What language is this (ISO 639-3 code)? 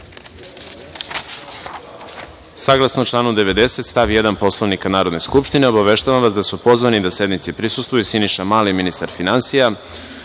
srp